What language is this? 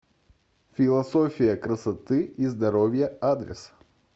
Russian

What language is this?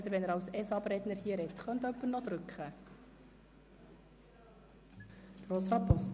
Swiss German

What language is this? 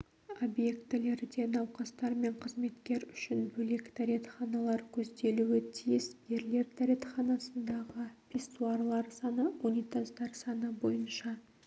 Kazakh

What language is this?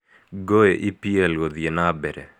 Kikuyu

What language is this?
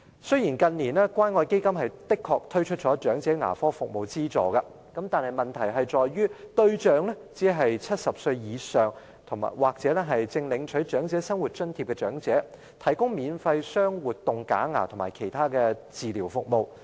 Cantonese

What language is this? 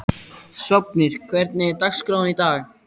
Icelandic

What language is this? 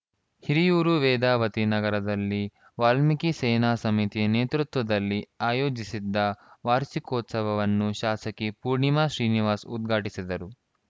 Kannada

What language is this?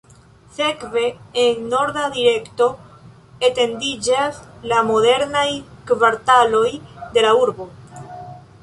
Esperanto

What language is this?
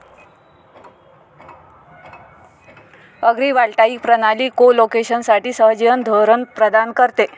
Marathi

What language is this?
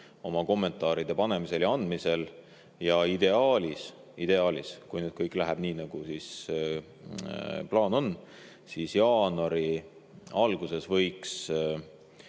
Estonian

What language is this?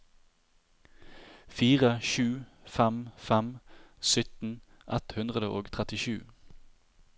Norwegian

